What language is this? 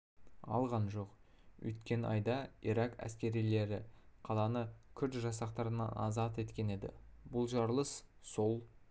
Kazakh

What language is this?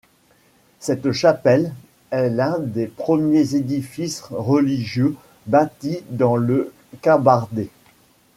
French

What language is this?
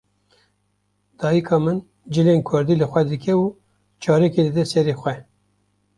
Kurdish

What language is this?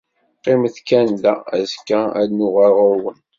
Kabyle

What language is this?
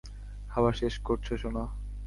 Bangla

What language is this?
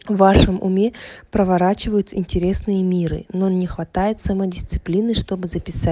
Russian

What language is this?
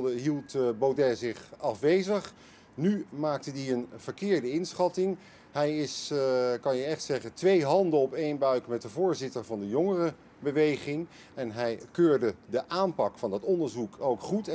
Dutch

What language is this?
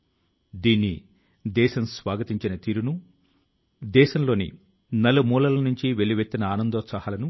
Telugu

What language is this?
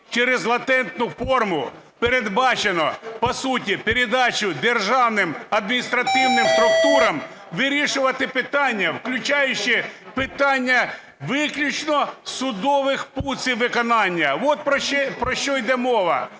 Ukrainian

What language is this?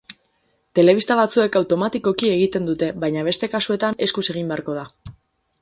Basque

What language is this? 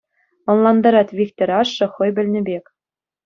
Chuvash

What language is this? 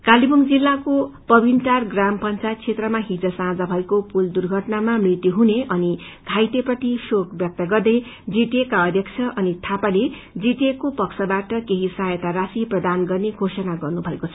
Nepali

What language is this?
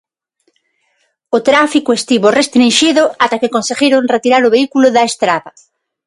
Galician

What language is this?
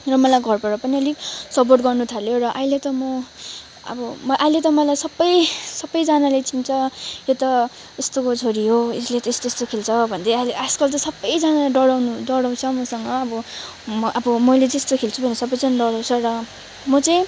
Nepali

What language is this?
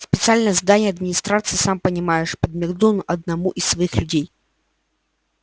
Russian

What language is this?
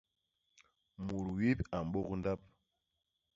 Basaa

